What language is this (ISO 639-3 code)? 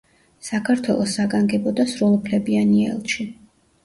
kat